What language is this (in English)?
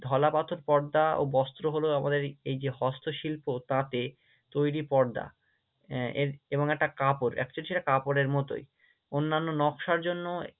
Bangla